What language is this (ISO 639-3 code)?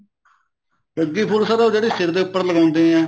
pan